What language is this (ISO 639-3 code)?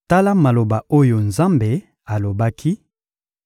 lin